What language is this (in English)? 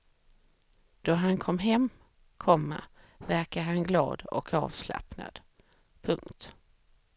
Swedish